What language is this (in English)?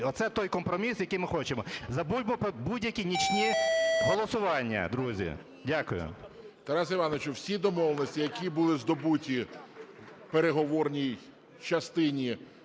Ukrainian